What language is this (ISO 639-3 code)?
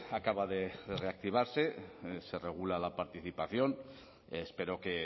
spa